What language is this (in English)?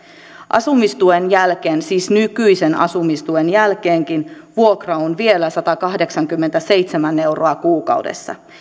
Finnish